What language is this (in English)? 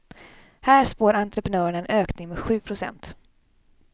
Swedish